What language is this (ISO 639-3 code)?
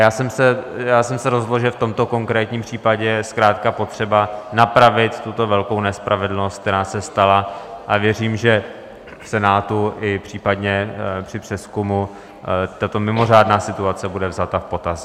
ces